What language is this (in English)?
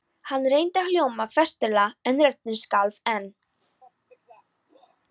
Icelandic